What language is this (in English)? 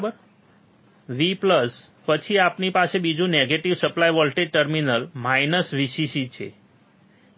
Gujarati